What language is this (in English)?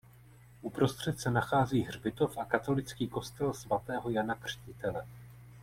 Czech